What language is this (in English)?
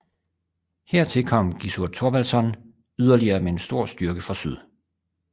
Danish